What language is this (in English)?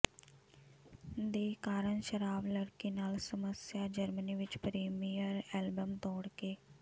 Punjabi